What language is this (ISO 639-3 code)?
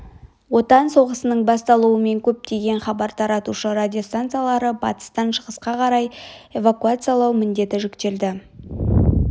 kaz